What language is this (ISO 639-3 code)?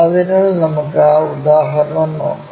mal